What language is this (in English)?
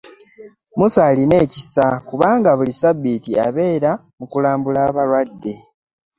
Ganda